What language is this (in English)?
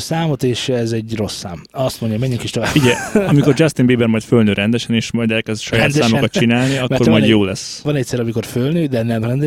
Hungarian